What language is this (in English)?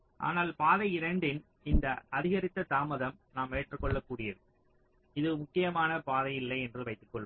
Tamil